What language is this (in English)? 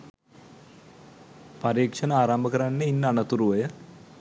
Sinhala